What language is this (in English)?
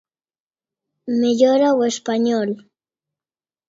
Galician